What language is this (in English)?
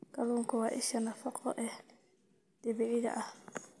Somali